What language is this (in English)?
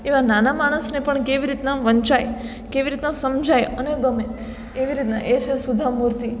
Gujarati